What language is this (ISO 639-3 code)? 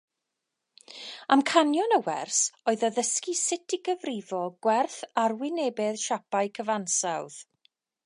cym